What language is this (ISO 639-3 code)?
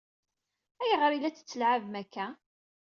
kab